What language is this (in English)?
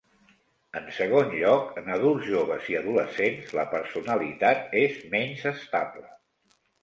Catalan